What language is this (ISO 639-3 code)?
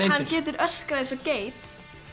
isl